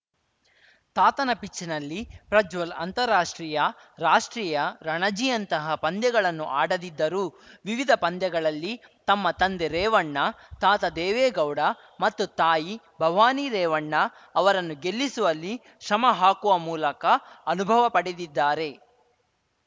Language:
Kannada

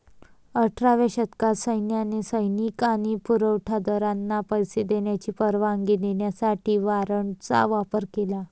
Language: Marathi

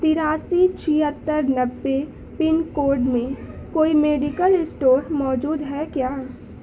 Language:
Urdu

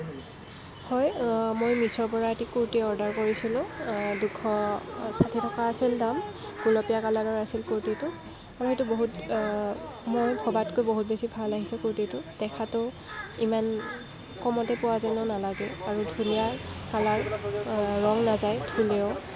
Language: Assamese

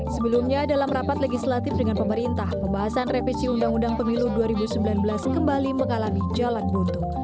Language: Indonesian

